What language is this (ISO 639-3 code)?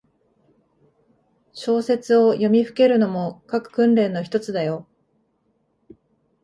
jpn